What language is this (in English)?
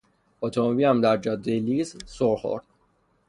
Persian